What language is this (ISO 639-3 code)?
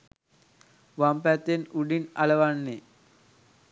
sin